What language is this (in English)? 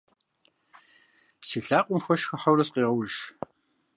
Kabardian